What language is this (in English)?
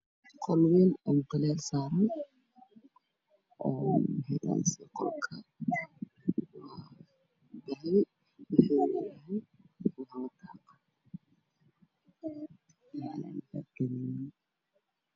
Somali